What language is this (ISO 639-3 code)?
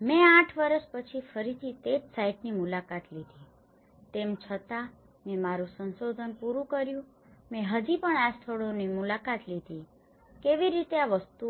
guj